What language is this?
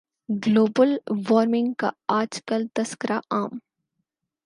Urdu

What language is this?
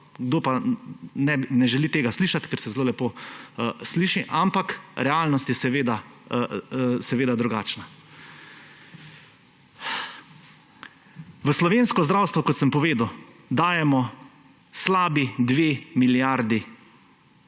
Slovenian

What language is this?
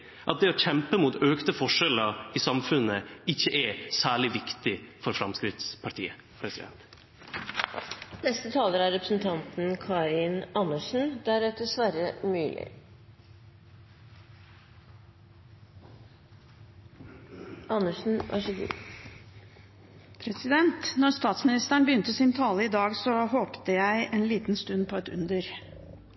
Norwegian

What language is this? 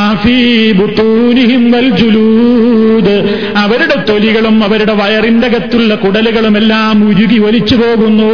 Malayalam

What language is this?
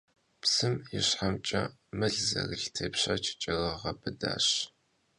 Kabardian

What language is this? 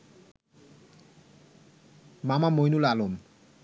Bangla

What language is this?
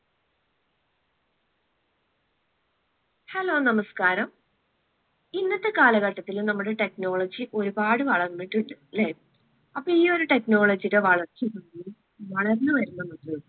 Malayalam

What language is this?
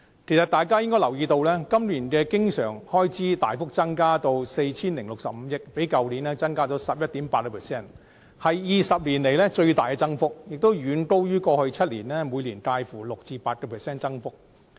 Cantonese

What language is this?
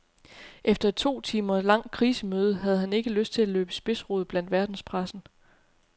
Danish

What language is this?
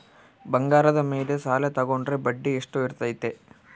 Kannada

